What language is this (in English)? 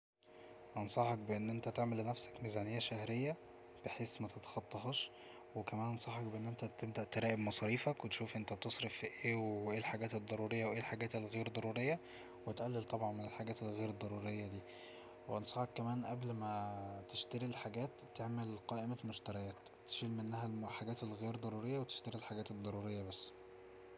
Egyptian Arabic